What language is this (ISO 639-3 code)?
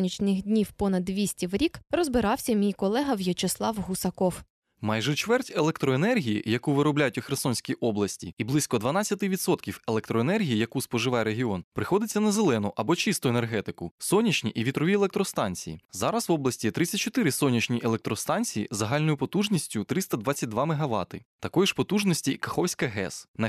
ukr